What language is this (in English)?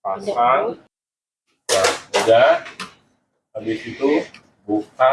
Indonesian